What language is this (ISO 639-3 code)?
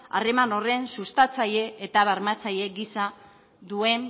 eus